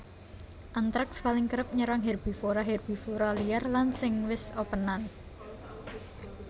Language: Javanese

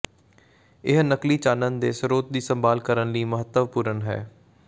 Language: Punjabi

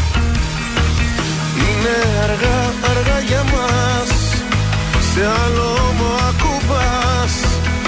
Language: Greek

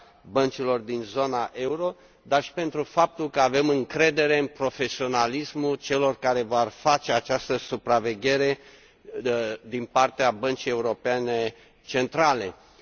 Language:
Romanian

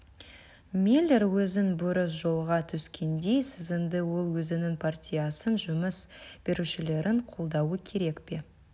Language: Kazakh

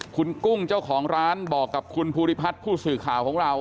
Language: Thai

